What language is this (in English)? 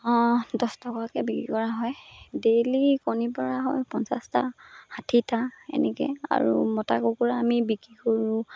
Assamese